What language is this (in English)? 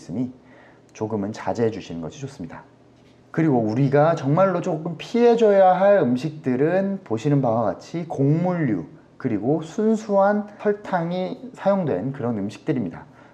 Korean